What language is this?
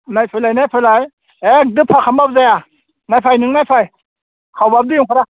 Bodo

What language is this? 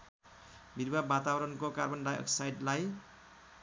Nepali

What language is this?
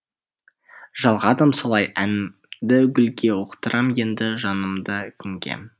Kazakh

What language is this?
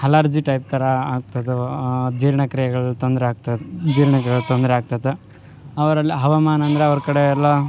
Kannada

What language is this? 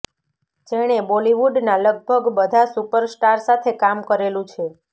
Gujarati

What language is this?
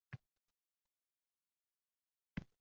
Uzbek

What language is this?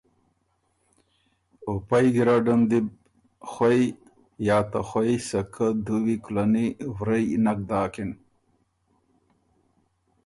Ormuri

